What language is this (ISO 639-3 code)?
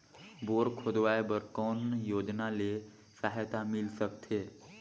hne